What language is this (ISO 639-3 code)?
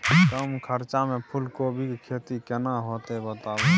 mai